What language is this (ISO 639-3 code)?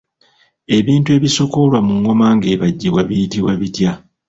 lug